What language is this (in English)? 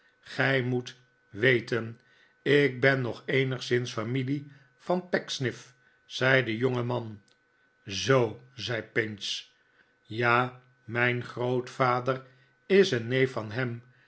Dutch